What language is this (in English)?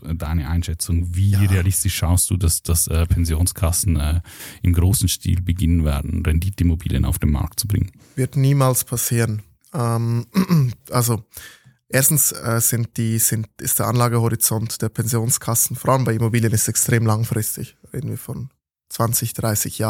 German